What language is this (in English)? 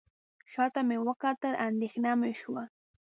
Pashto